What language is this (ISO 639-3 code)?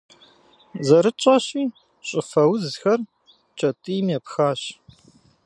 kbd